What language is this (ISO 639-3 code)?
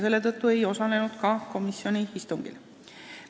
est